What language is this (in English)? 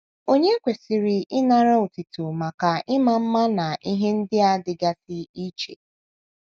Igbo